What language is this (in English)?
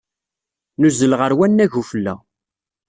Kabyle